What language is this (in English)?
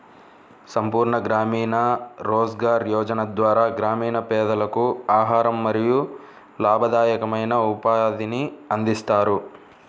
Telugu